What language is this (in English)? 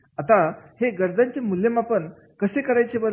Marathi